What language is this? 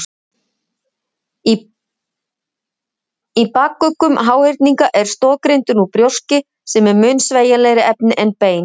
Icelandic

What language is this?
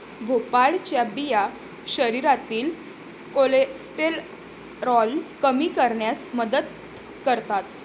Marathi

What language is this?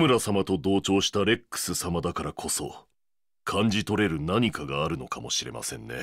Japanese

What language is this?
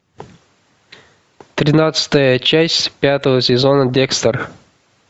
Russian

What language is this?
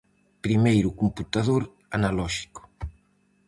Galician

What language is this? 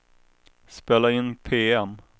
Swedish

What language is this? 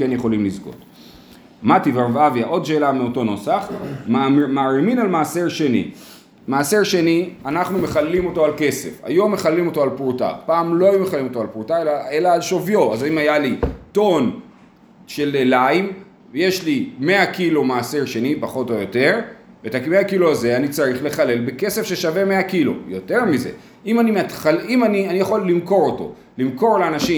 Hebrew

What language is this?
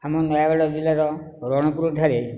Odia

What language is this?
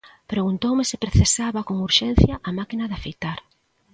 Galician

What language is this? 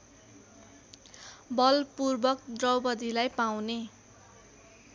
Nepali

